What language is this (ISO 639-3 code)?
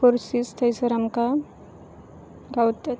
kok